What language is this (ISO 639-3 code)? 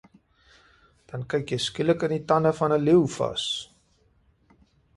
afr